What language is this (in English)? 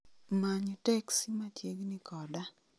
Luo (Kenya and Tanzania)